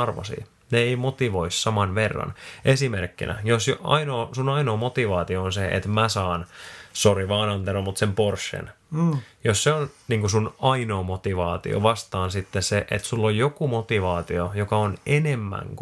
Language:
Finnish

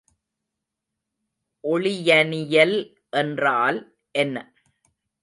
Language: Tamil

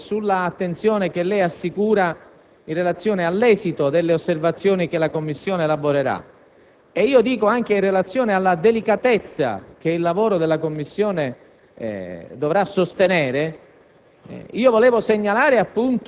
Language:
Italian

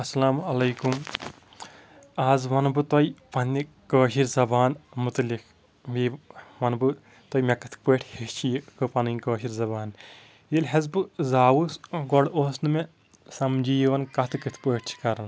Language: Kashmiri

